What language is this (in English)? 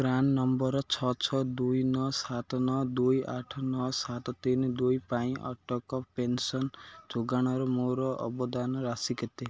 Odia